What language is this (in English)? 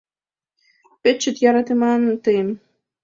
Mari